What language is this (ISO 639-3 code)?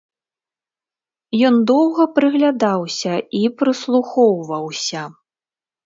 bel